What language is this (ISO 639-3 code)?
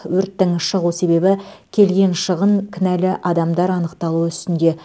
kaz